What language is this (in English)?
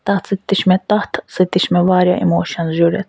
Kashmiri